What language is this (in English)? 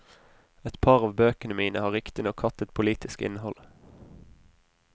Norwegian